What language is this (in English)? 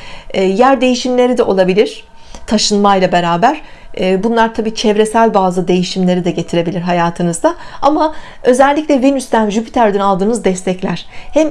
Turkish